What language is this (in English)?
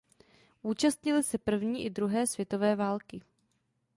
Czech